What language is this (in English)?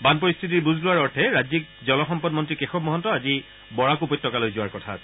Assamese